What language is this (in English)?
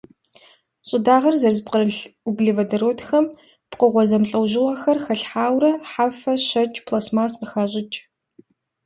Kabardian